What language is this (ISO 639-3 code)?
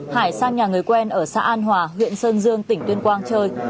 vie